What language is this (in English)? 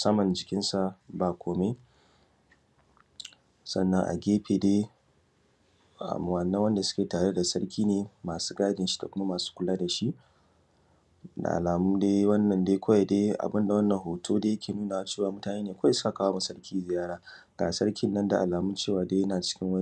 Hausa